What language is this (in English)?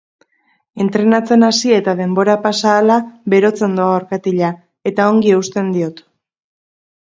Basque